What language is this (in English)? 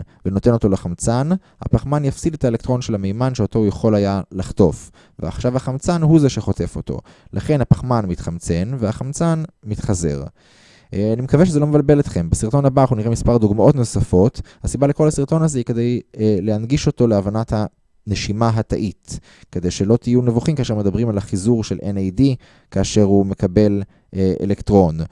Hebrew